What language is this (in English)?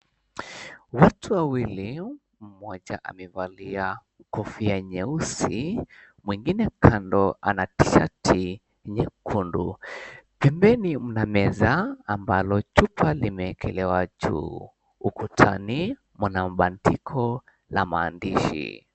Swahili